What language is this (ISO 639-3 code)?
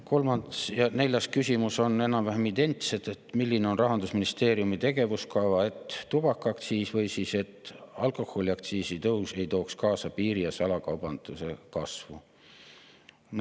est